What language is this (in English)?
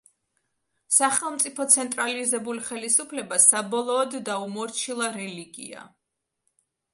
Georgian